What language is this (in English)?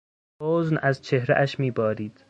Persian